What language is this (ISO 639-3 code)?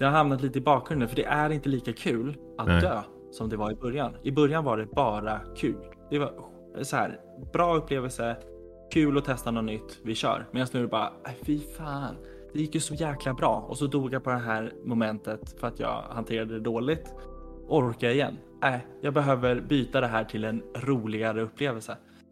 swe